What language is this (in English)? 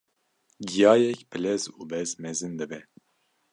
Kurdish